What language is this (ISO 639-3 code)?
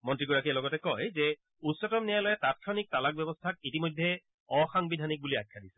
asm